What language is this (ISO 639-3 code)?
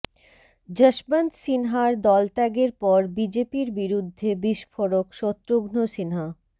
ben